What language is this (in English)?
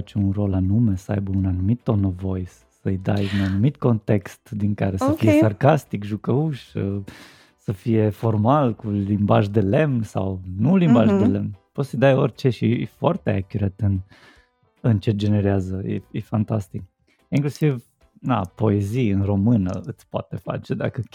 Romanian